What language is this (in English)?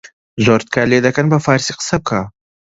Central Kurdish